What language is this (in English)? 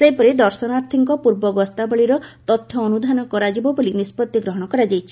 Odia